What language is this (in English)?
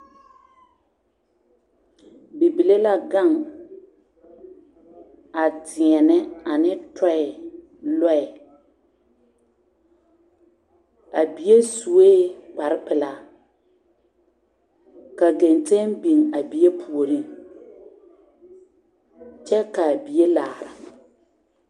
Southern Dagaare